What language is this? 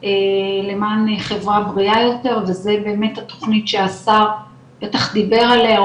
Hebrew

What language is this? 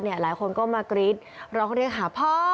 Thai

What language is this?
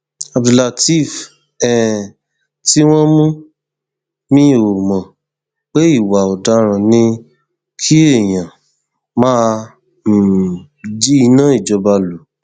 Yoruba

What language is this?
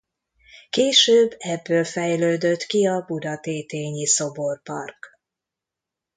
Hungarian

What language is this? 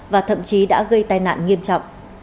Vietnamese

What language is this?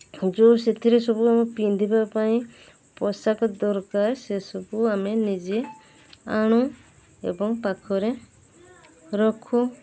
Odia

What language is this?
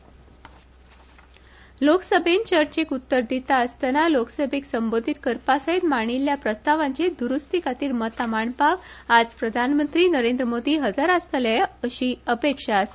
Konkani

